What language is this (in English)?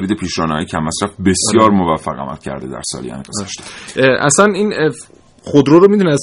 Persian